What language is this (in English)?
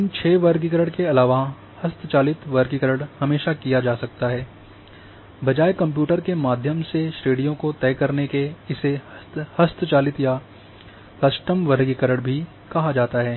Hindi